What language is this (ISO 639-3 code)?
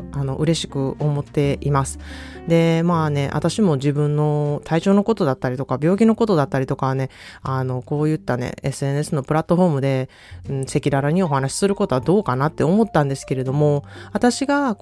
jpn